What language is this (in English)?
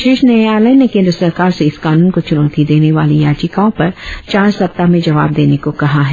Hindi